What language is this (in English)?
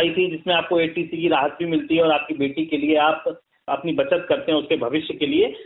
Hindi